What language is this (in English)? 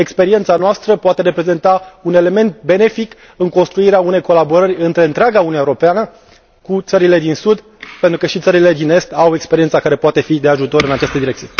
Romanian